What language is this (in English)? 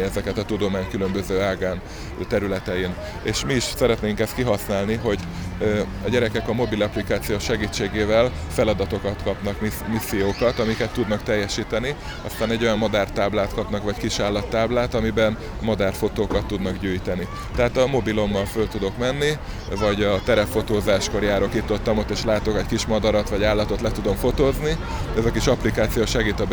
Hungarian